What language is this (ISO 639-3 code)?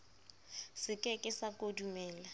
sot